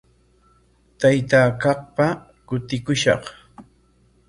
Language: Corongo Ancash Quechua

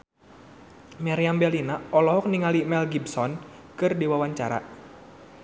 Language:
Sundanese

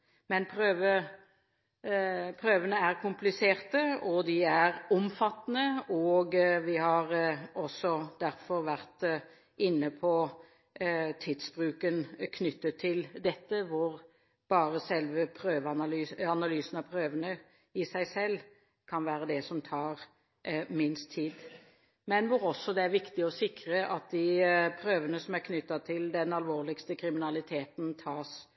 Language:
Norwegian Bokmål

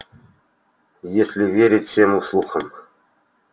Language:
Russian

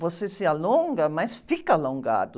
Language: Portuguese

